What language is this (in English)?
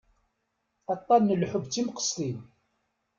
Kabyle